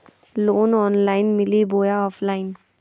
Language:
Magahi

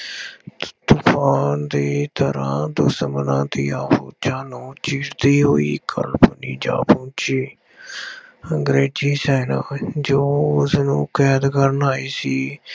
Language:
Punjabi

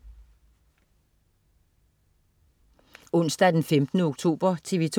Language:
Danish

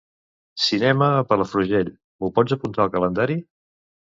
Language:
Catalan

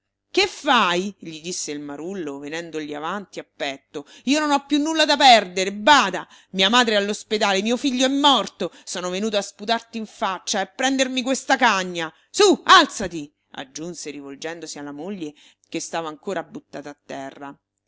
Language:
Italian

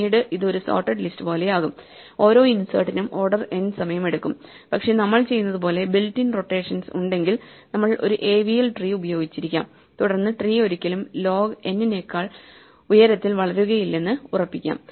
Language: Malayalam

